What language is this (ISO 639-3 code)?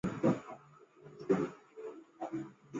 zho